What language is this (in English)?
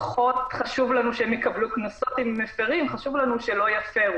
Hebrew